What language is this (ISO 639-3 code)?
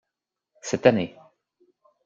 fra